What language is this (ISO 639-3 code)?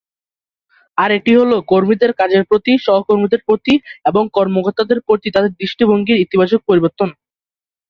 ben